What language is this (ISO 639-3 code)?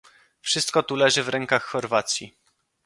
pol